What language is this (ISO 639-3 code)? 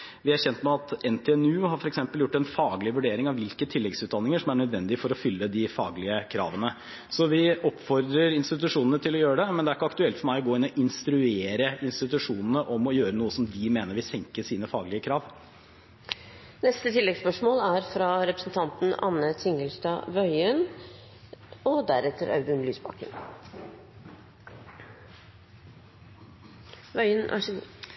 nob